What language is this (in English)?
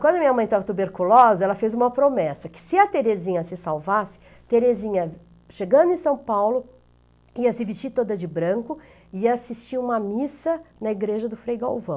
Portuguese